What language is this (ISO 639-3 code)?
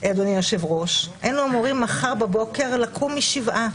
heb